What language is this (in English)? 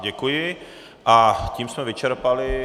Czech